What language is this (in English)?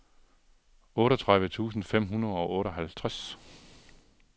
Danish